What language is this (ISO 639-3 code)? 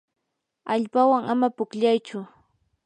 qur